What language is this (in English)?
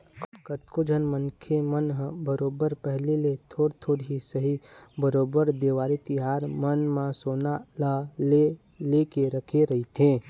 Chhattisgarhi